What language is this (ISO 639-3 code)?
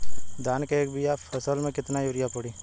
bho